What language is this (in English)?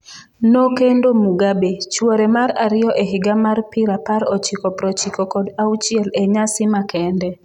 Luo (Kenya and Tanzania)